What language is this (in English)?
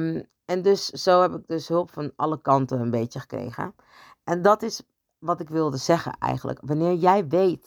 Dutch